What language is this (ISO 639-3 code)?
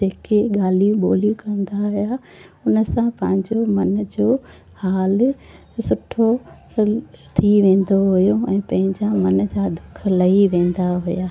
snd